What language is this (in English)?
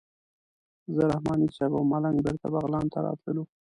Pashto